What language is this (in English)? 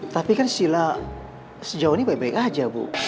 Indonesian